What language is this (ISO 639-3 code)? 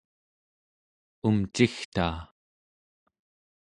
esu